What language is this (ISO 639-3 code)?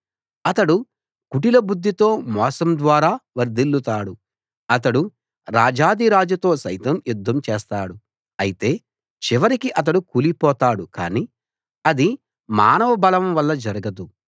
tel